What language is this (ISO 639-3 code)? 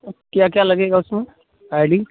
hin